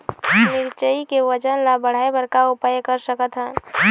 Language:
Chhattisgarhi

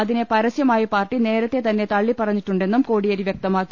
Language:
Malayalam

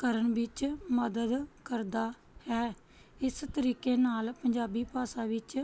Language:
Punjabi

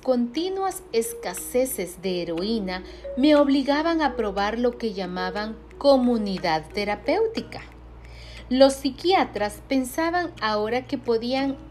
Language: Spanish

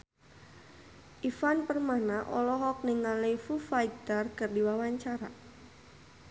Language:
Sundanese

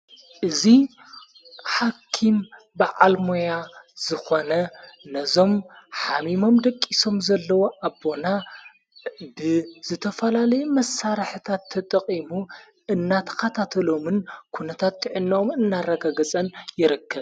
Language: Tigrinya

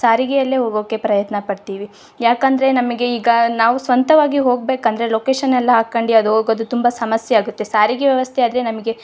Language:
Kannada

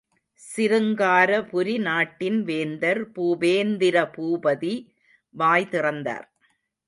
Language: Tamil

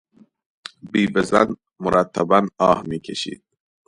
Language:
Persian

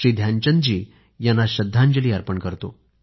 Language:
Marathi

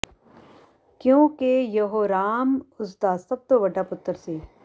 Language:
Punjabi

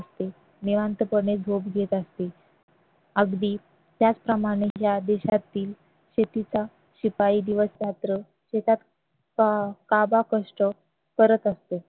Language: Marathi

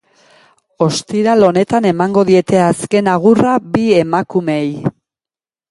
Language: Basque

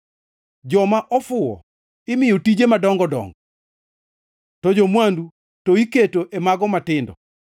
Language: Luo (Kenya and Tanzania)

